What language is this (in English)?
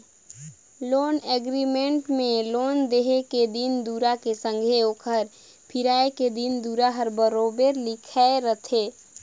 Chhattisgarhi